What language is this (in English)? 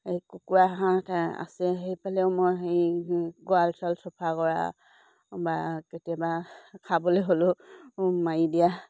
Assamese